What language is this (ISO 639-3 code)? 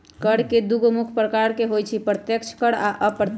mag